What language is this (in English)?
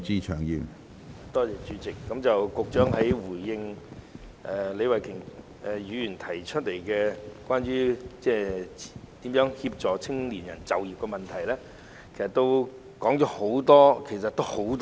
Cantonese